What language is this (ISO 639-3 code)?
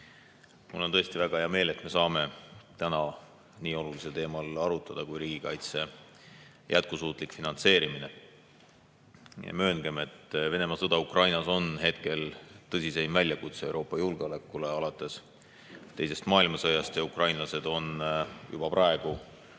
est